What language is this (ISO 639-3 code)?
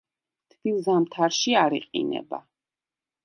kat